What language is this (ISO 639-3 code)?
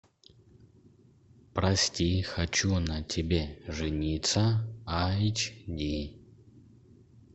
rus